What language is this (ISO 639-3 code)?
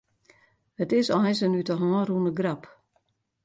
fry